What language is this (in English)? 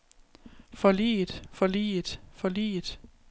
Danish